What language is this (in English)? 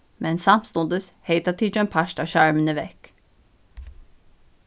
Faroese